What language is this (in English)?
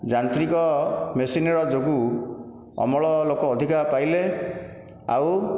Odia